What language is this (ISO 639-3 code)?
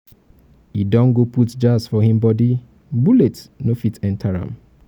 pcm